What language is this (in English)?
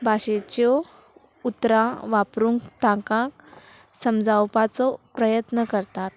Konkani